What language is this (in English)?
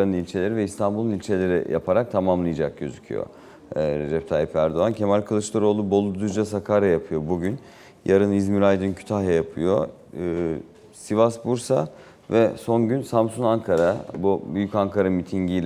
Turkish